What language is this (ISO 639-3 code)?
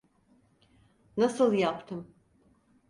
tur